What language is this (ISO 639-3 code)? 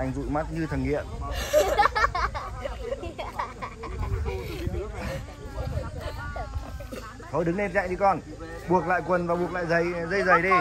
vie